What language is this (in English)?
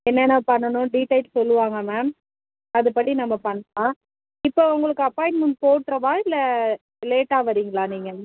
Tamil